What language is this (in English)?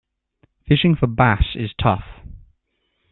English